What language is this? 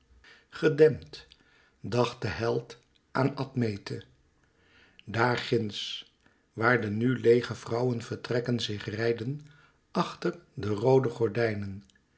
Dutch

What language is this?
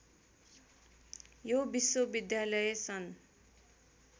Nepali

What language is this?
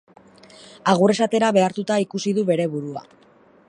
Basque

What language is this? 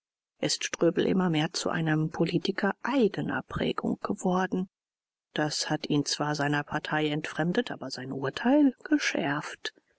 German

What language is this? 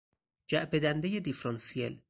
Persian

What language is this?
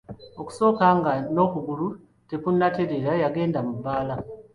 Ganda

